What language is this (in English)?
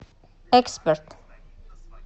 Russian